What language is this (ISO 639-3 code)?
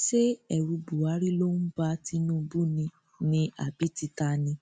yor